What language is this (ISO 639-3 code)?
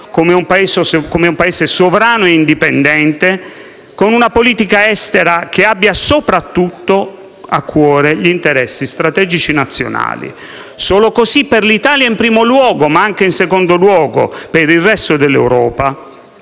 ita